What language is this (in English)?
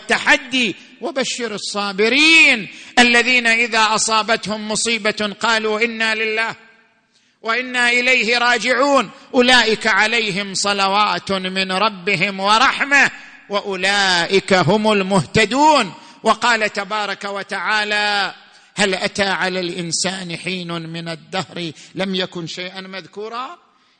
Arabic